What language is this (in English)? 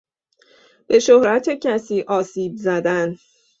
Persian